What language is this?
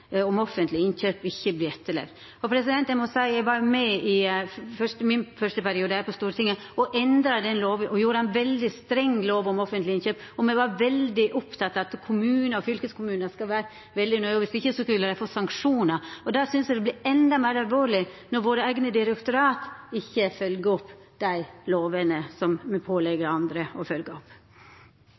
Norwegian Nynorsk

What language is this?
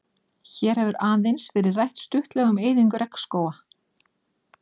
Icelandic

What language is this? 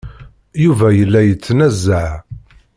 Kabyle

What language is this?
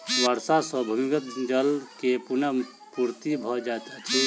Maithili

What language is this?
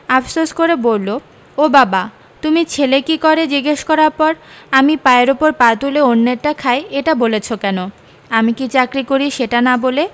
Bangla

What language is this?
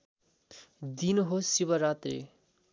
Nepali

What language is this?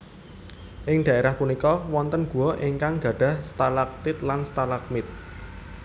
Javanese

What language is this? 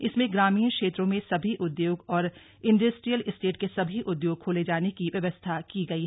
Hindi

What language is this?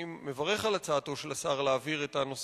Hebrew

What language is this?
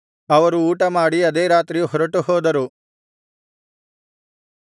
Kannada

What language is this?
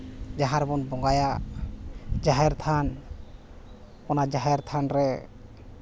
Santali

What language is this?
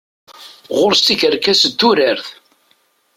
Kabyle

